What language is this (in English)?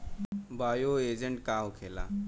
Bhojpuri